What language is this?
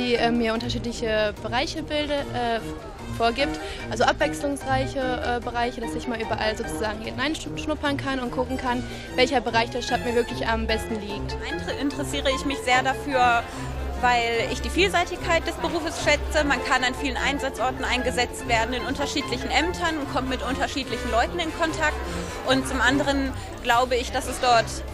German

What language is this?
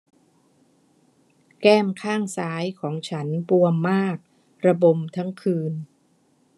Thai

